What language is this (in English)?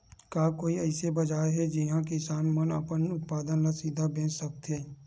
Chhattisgarhi